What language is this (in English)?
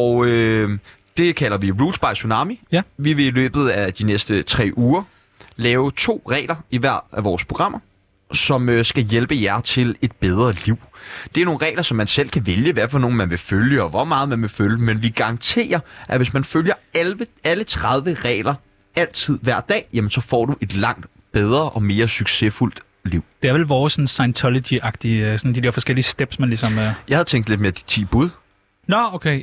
Danish